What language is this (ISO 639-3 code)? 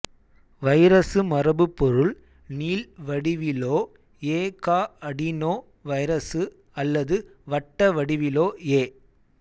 tam